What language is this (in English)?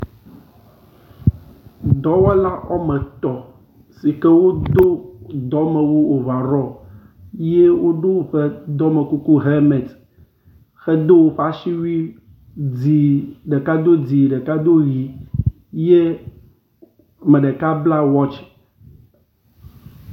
Ewe